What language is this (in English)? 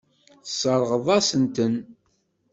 Kabyle